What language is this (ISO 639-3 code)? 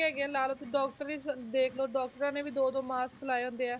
pan